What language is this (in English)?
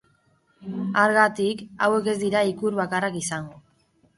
Basque